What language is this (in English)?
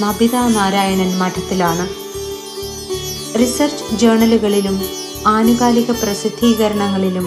Malayalam